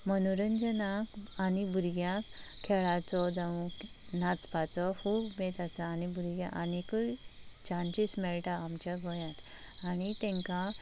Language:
Konkani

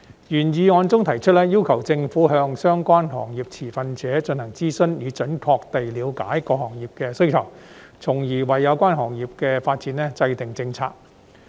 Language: Cantonese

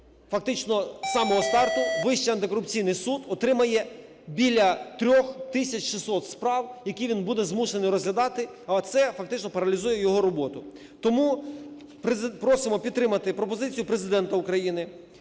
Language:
Ukrainian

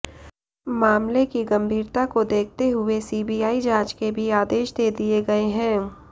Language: Hindi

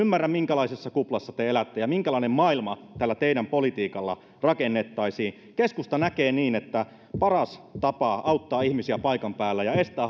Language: Finnish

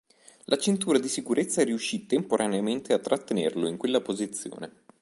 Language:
Italian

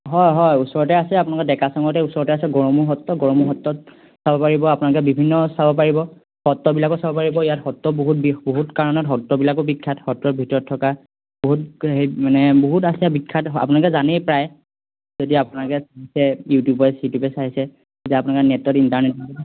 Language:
Assamese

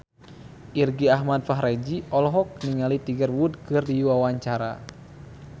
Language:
Sundanese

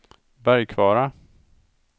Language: Swedish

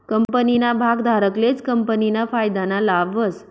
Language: Marathi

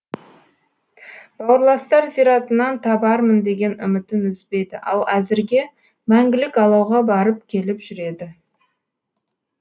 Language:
Kazakh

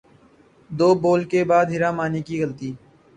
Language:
Urdu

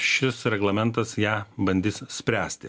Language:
Lithuanian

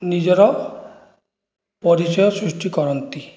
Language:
Odia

